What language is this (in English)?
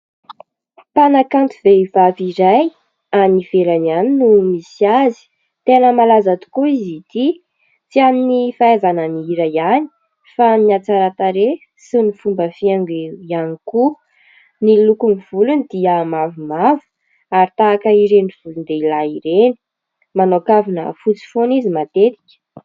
Malagasy